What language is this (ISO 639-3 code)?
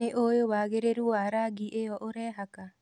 kik